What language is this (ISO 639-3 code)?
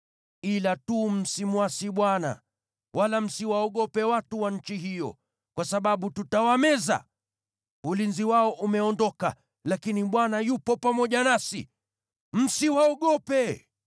swa